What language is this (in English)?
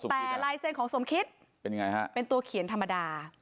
Thai